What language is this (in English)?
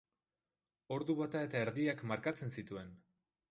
Basque